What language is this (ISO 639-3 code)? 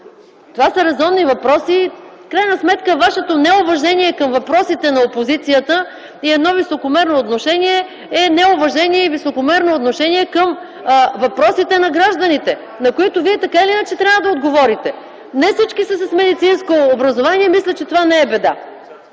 bul